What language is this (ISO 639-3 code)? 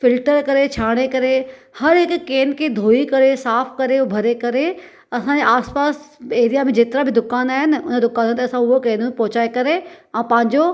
snd